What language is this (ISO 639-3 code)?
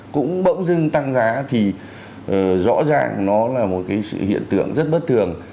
vie